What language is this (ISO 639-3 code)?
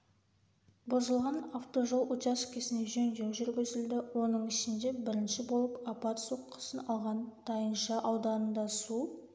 kaz